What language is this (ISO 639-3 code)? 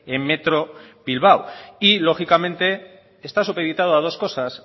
spa